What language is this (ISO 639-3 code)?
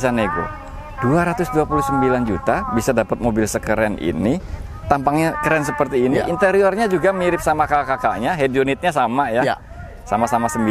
ind